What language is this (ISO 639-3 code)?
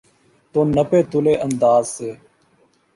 urd